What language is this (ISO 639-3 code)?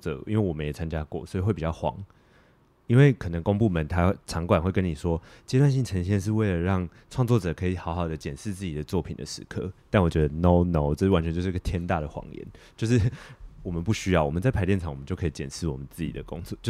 zho